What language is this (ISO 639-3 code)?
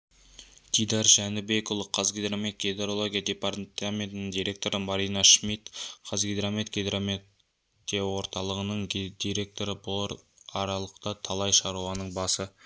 kaz